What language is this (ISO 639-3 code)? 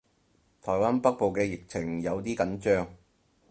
yue